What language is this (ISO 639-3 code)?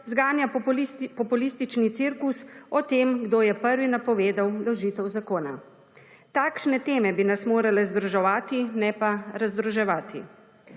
slv